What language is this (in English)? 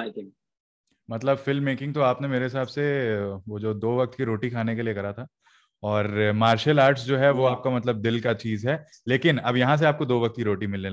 Hindi